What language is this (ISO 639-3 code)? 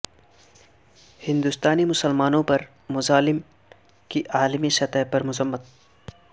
urd